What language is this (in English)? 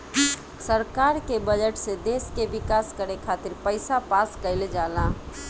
Bhojpuri